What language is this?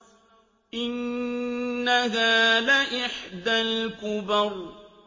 Arabic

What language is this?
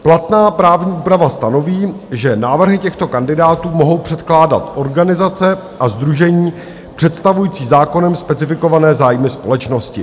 Czech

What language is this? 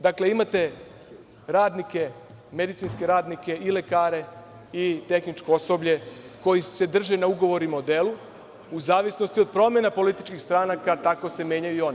Serbian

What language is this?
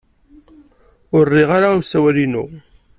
Kabyle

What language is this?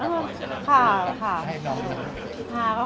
Thai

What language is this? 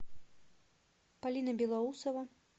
Russian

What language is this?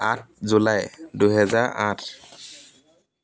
Assamese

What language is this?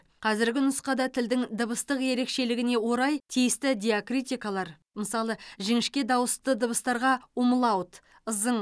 Kazakh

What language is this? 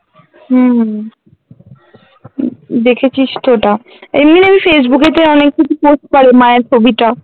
Bangla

